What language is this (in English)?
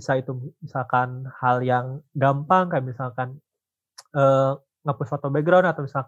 Indonesian